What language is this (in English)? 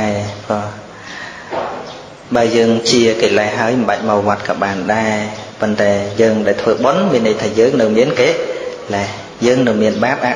Vietnamese